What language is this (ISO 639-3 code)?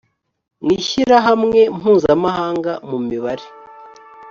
kin